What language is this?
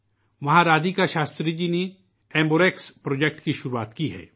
Urdu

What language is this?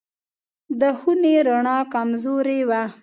Pashto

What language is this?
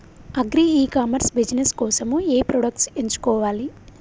Telugu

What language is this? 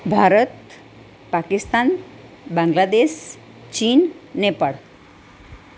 Gujarati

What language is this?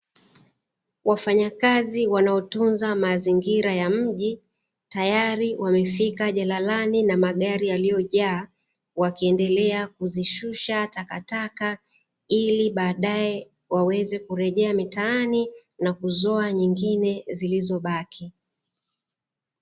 Swahili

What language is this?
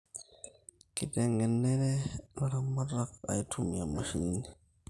Masai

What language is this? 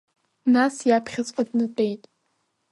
Abkhazian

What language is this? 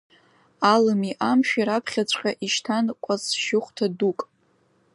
Abkhazian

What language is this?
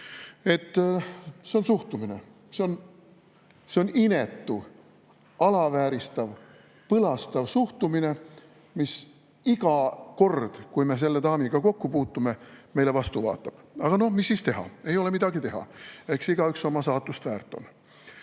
Estonian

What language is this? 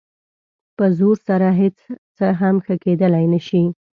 Pashto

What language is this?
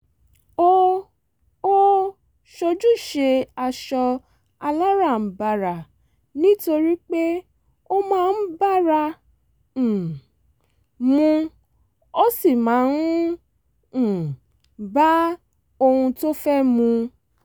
Yoruba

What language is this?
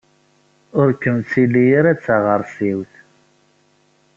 Kabyle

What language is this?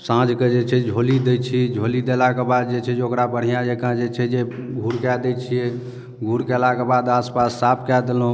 Maithili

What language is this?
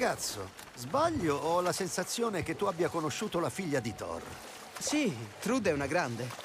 Italian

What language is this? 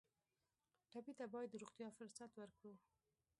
Pashto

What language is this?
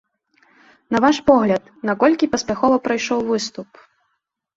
Belarusian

